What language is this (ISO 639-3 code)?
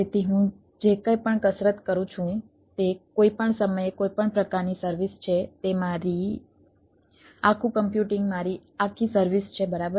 guj